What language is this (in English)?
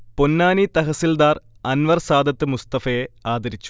Malayalam